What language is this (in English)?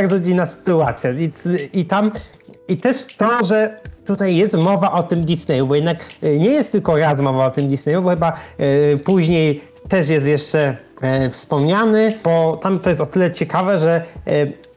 Polish